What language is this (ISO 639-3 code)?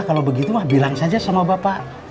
ind